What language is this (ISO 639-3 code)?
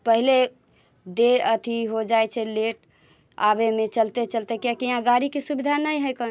mai